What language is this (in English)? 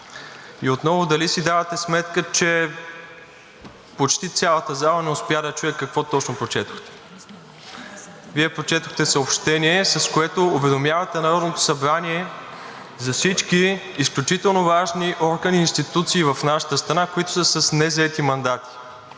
Bulgarian